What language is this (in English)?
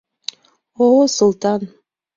Mari